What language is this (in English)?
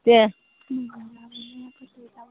Bodo